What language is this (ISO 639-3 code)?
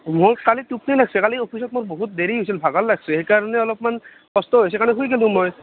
asm